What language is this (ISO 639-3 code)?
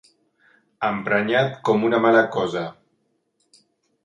cat